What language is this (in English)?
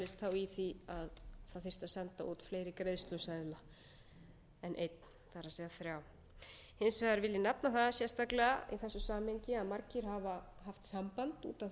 Icelandic